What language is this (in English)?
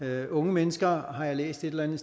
Danish